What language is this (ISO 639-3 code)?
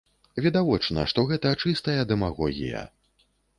bel